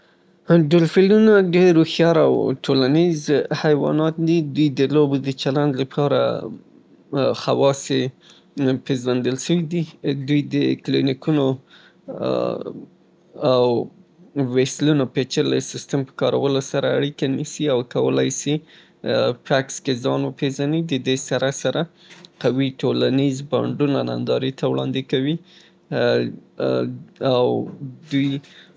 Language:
Southern Pashto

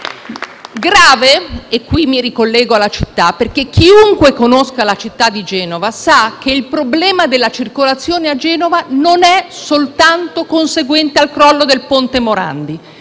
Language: Italian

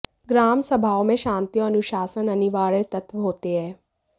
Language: Hindi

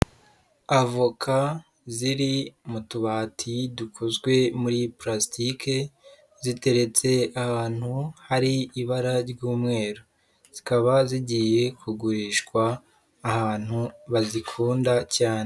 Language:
Kinyarwanda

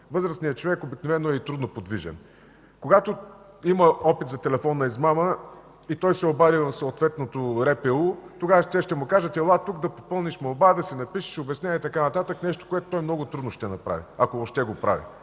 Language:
Bulgarian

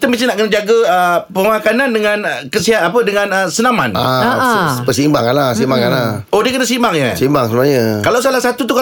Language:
Malay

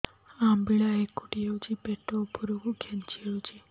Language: Odia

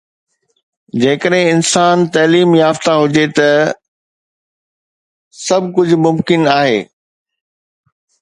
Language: Sindhi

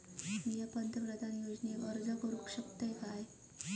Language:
Marathi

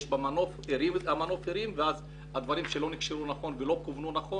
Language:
Hebrew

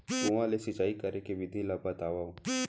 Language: Chhattisgarhi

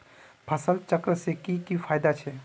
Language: Magahi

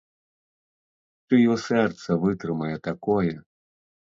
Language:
Belarusian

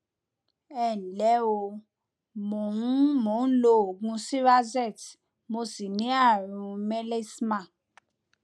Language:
Yoruba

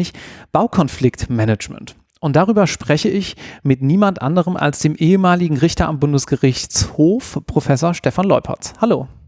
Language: German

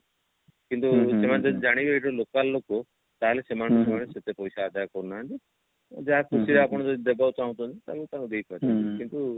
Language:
Odia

